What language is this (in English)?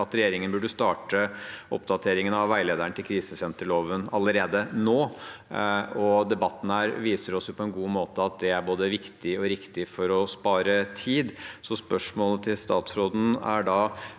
Norwegian